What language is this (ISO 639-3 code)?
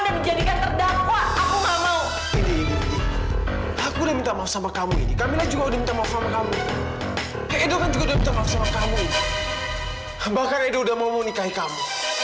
ind